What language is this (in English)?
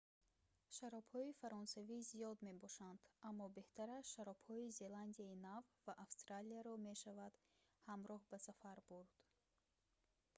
Tajik